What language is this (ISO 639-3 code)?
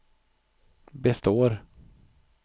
swe